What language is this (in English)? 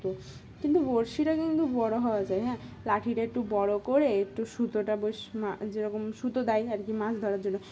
Bangla